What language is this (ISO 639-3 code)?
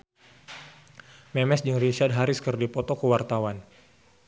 sun